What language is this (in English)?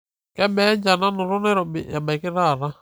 Masai